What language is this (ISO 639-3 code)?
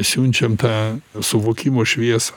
lit